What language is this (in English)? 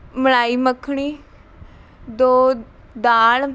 Punjabi